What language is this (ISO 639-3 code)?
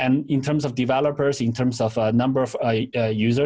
ind